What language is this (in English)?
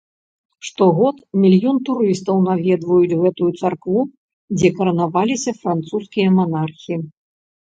Belarusian